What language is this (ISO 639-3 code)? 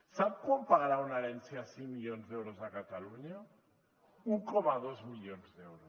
cat